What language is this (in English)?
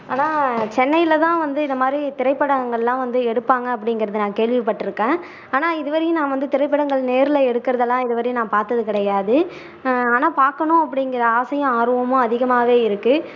Tamil